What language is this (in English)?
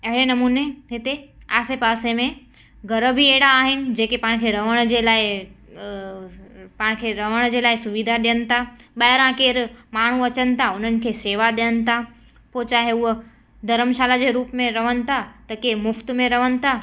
Sindhi